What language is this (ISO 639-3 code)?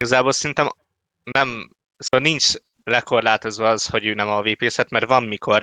hun